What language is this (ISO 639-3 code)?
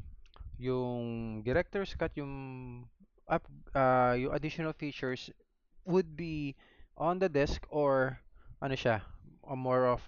fil